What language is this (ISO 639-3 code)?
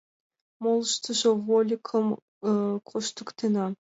chm